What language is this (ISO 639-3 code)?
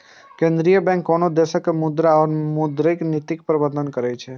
mai